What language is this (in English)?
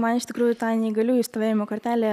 Lithuanian